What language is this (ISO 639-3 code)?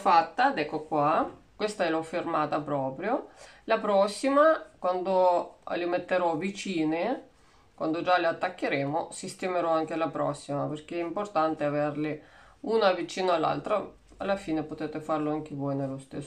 ita